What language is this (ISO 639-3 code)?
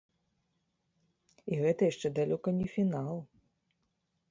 bel